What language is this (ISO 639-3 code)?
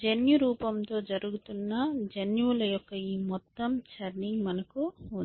tel